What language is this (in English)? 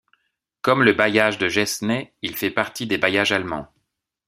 French